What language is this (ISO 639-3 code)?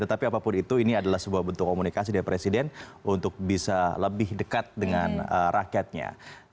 ind